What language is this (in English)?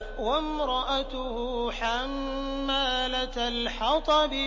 Arabic